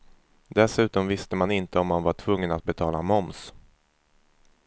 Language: Swedish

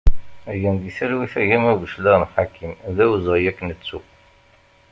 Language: Kabyle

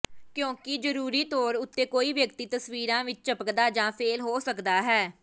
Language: Punjabi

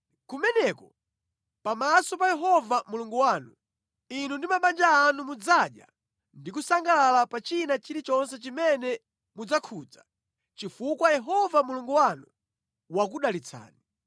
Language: Nyanja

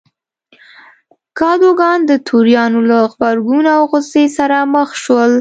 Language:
Pashto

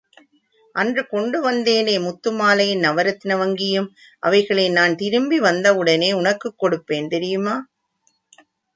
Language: Tamil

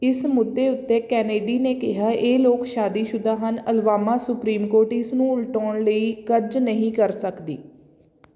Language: Punjabi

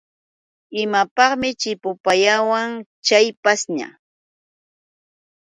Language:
Yauyos Quechua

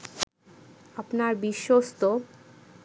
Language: Bangla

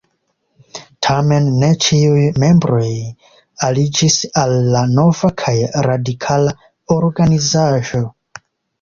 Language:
Esperanto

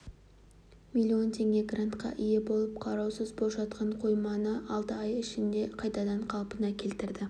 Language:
Kazakh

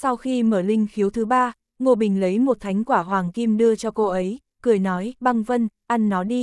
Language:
Vietnamese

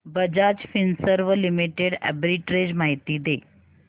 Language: Marathi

